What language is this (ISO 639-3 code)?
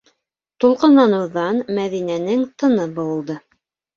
bak